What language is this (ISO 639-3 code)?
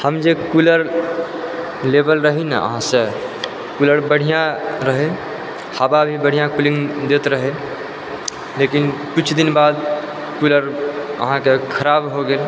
mai